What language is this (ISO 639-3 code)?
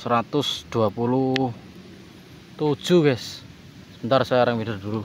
ind